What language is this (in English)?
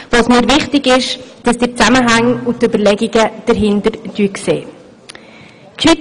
Swiss German